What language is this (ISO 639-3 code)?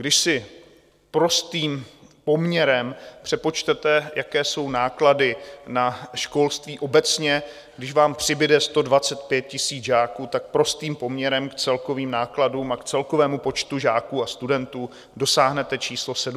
ces